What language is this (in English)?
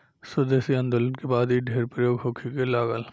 Bhojpuri